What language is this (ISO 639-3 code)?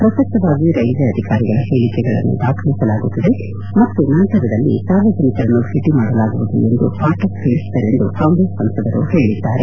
kan